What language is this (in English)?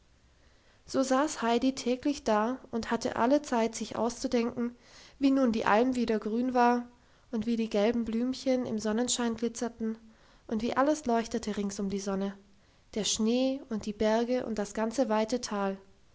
German